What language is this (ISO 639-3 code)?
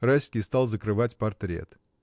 rus